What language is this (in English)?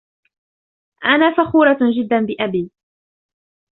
Arabic